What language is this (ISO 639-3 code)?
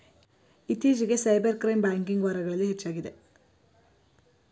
kan